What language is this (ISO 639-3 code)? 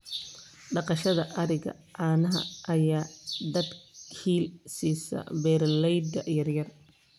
som